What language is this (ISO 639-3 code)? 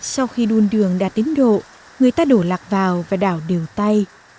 vie